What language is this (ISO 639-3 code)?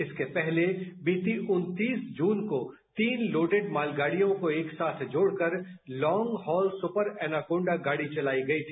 hin